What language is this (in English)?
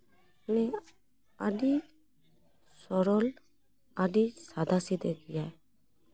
Santali